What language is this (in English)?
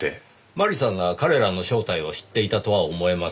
Japanese